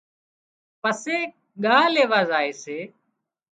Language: Wadiyara Koli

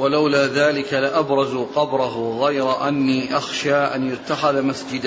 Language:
Arabic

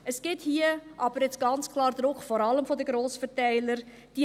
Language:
Swiss German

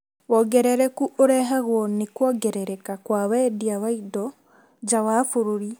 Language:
Kikuyu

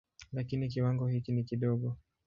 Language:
Swahili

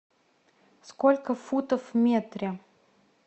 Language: Russian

